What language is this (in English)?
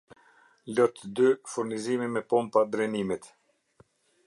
Albanian